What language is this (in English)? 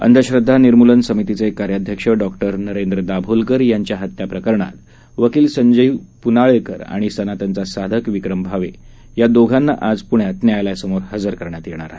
Marathi